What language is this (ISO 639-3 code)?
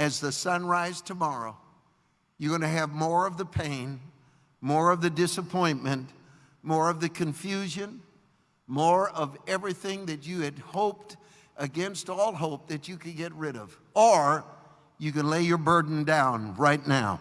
eng